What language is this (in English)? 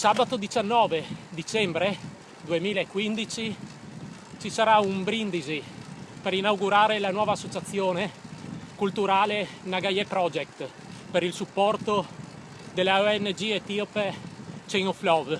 Italian